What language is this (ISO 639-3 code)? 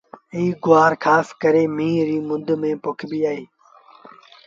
sbn